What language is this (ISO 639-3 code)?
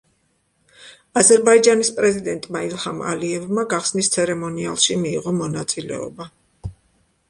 kat